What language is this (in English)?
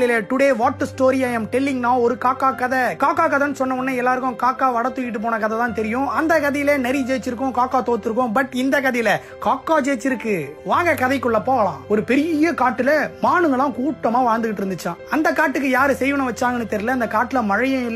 Tamil